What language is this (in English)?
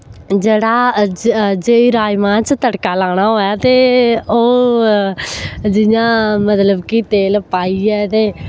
Dogri